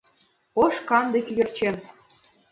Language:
Mari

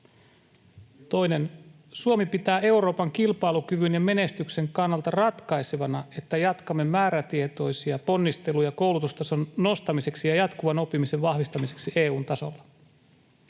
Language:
Finnish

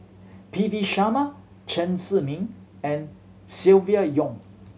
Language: English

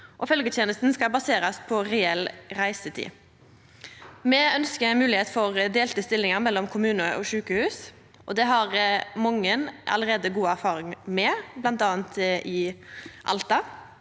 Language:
Norwegian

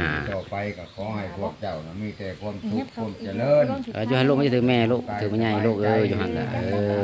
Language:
Thai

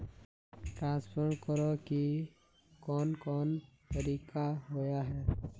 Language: Magahi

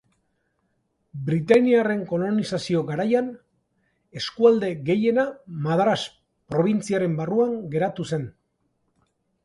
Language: Basque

